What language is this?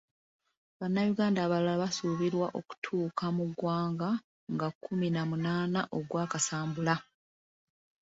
Ganda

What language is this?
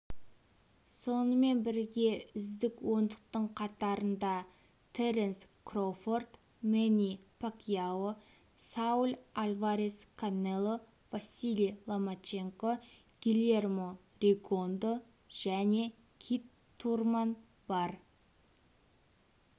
Kazakh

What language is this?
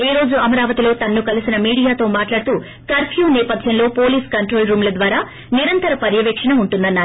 Telugu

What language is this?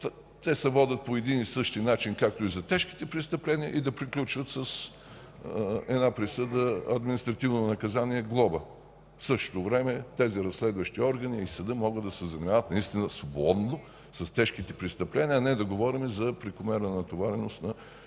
Bulgarian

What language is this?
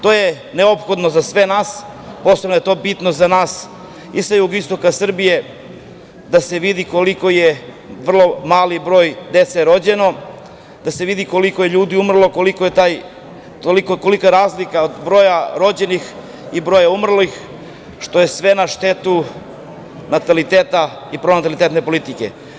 Serbian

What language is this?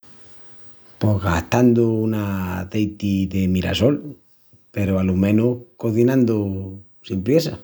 Extremaduran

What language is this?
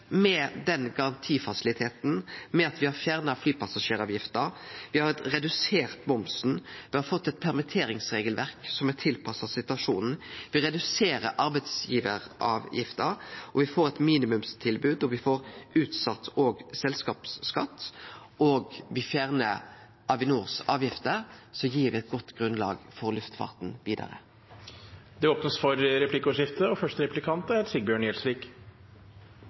Norwegian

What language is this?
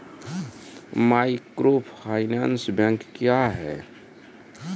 Maithili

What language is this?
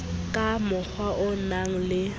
Southern Sotho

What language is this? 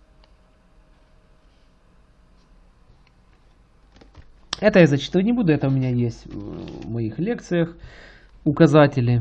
Russian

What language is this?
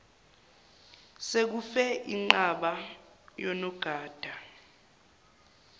Zulu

